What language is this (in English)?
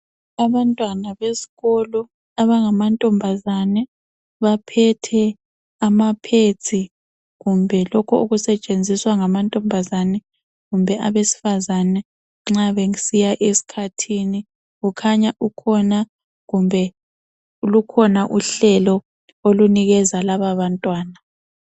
North Ndebele